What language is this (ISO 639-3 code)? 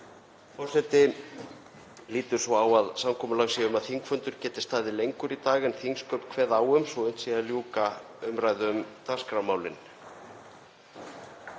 isl